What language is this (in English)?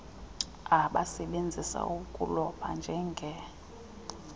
Xhosa